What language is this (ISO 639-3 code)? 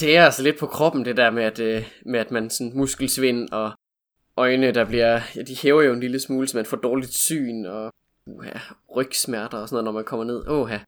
dan